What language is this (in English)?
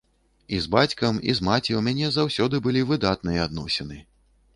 Belarusian